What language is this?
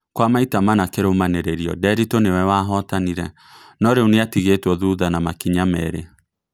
Kikuyu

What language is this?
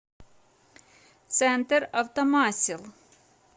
Russian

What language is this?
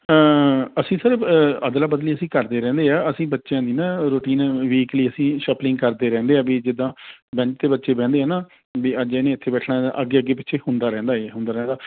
Punjabi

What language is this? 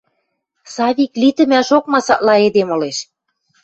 Western Mari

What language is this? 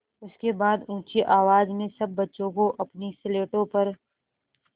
Hindi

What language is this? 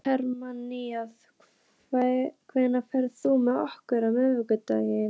Icelandic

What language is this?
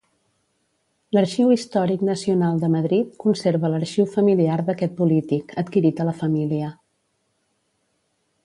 Catalan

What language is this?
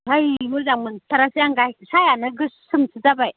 Bodo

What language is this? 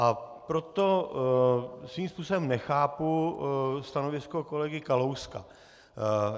Czech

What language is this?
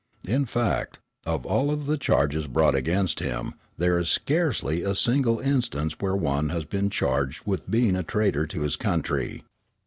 English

